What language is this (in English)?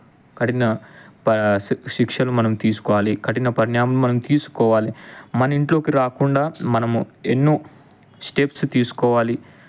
Telugu